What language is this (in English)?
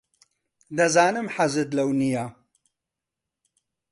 Central Kurdish